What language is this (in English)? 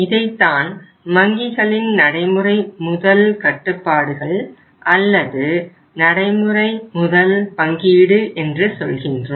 Tamil